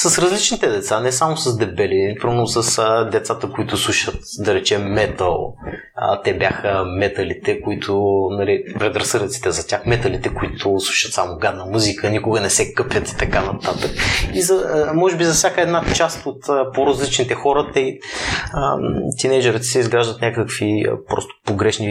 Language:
Bulgarian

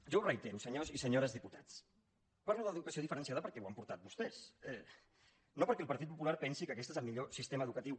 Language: Catalan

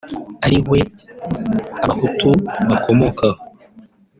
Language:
Kinyarwanda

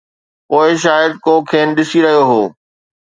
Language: Sindhi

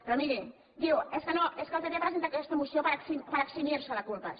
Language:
Catalan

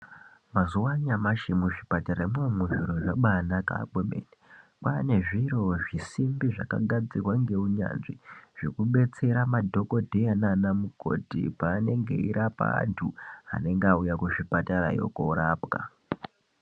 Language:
Ndau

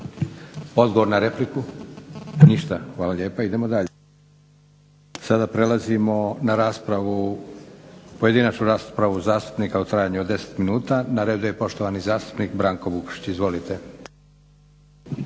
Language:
Croatian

